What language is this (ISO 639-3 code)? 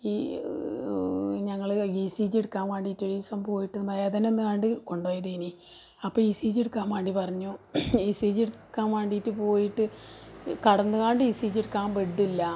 mal